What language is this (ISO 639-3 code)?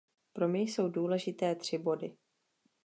ces